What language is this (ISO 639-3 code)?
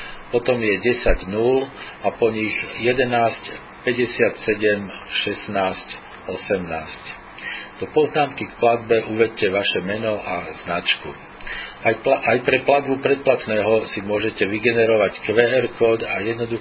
slk